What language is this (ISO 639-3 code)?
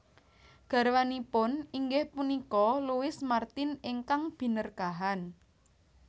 jav